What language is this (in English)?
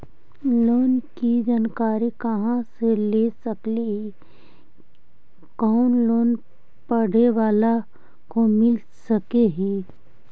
Magahi